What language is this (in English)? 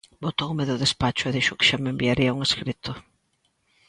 Galician